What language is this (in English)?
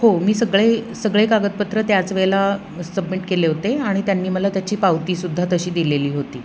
Marathi